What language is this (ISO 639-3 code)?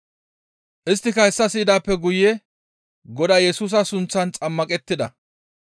gmv